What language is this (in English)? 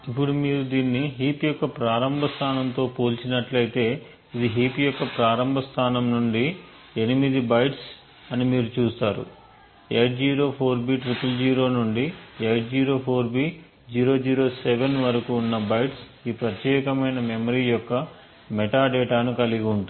Telugu